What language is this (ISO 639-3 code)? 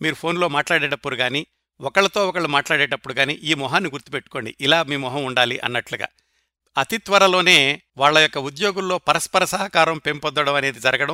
tel